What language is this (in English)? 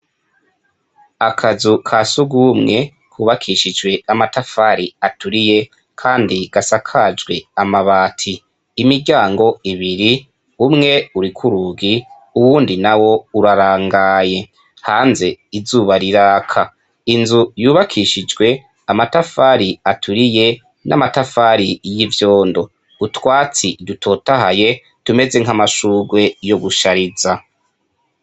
Rundi